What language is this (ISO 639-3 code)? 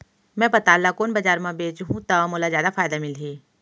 hne